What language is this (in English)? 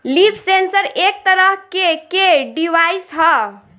Bhojpuri